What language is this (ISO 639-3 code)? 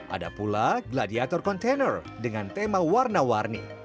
ind